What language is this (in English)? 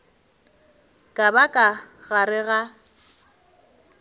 Northern Sotho